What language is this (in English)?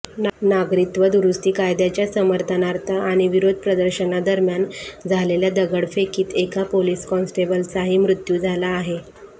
Marathi